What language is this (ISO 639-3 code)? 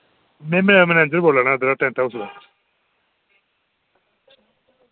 doi